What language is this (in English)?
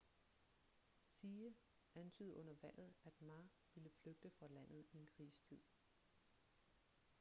Danish